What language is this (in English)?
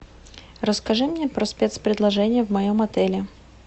Russian